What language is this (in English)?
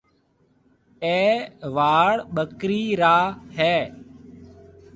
Marwari (Pakistan)